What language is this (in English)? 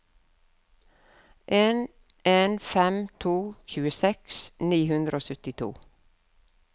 Norwegian